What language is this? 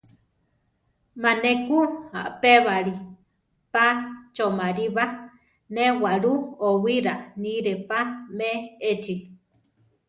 Central Tarahumara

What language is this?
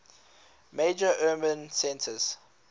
English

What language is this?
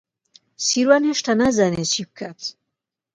Central Kurdish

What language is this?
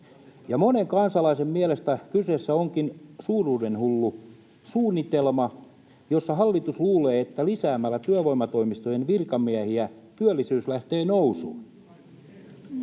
Finnish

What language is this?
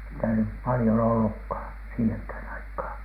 Finnish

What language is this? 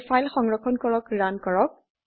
Assamese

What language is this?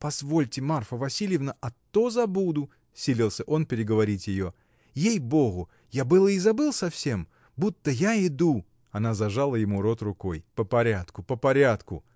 Russian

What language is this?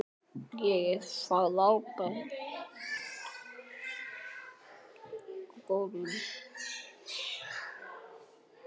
Icelandic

